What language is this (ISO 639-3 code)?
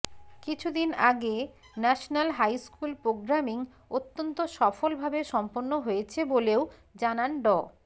ben